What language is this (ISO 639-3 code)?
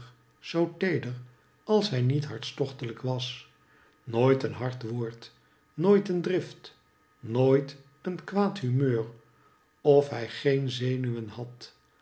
nld